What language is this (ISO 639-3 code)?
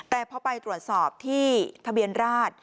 tha